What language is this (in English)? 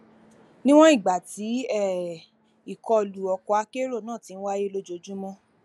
Yoruba